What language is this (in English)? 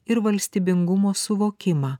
Lithuanian